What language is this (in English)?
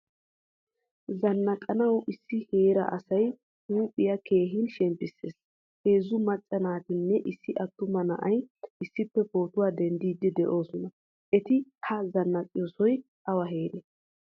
Wolaytta